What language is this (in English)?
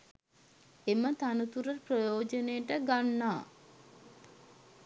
Sinhala